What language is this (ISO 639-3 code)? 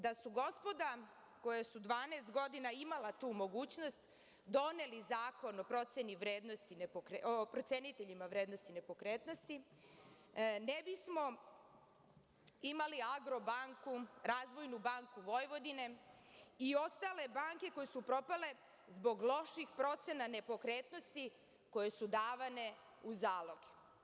srp